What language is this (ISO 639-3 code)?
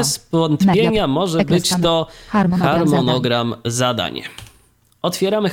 pol